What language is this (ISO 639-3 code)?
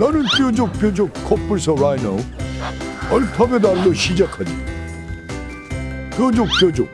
kor